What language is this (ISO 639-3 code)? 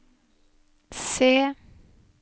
nor